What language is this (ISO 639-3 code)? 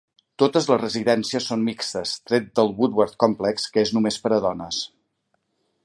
cat